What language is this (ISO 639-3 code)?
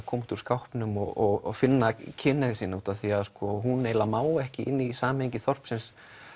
isl